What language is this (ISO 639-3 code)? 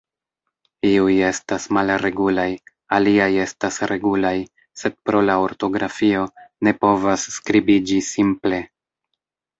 epo